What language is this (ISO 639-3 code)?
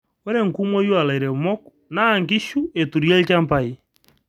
mas